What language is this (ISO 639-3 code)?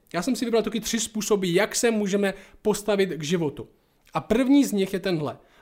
ces